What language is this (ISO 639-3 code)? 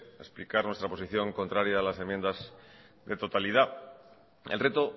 spa